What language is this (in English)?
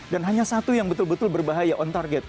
Indonesian